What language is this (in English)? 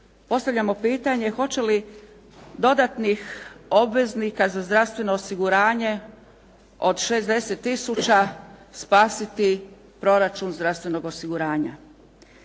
Croatian